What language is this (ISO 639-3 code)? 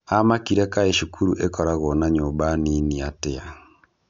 kik